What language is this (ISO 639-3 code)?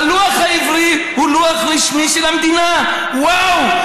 heb